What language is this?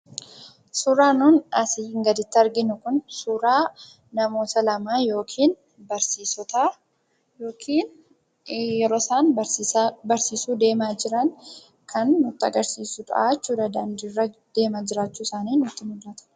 Oromo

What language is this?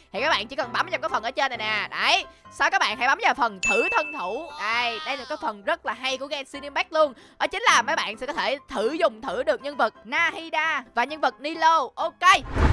Vietnamese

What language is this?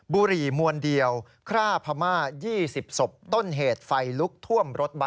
Thai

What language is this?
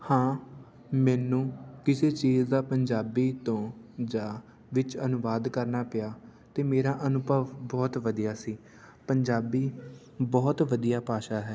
Punjabi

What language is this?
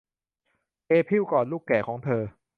Thai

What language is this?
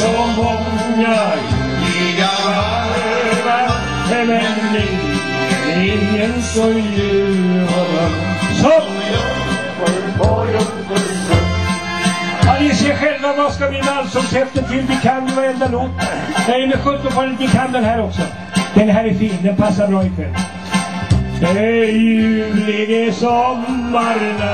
Swedish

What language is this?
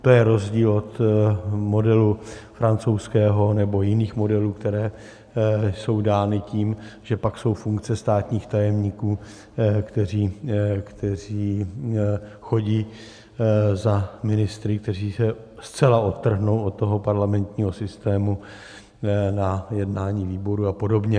Czech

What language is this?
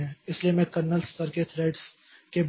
Hindi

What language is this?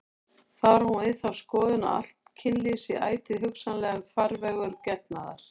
Icelandic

